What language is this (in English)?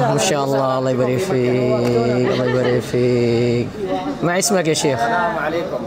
Indonesian